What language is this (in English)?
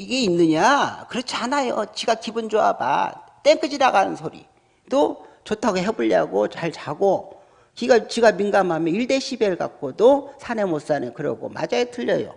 Korean